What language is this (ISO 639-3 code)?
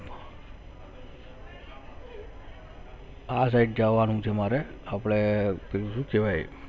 guj